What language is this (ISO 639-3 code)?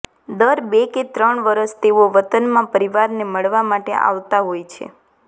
guj